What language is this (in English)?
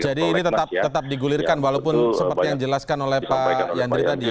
Indonesian